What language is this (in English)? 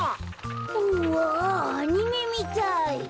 Japanese